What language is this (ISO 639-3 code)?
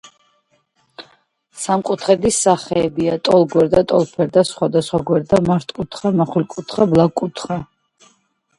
kat